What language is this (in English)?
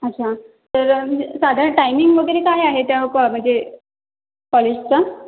Marathi